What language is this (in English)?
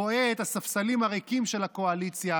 Hebrew